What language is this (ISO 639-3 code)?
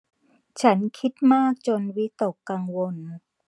tha